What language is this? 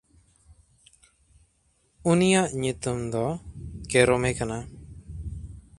Santali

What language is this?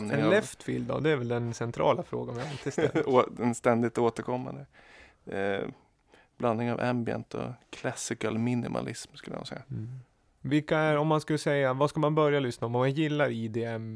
Swedish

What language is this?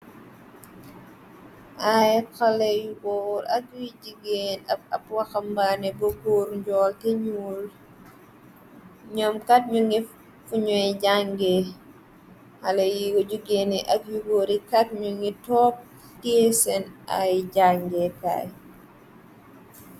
Wolof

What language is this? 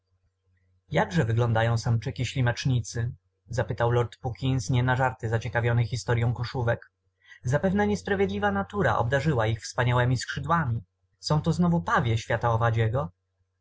Polish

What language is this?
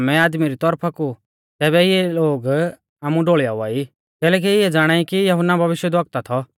Mahasu Pahari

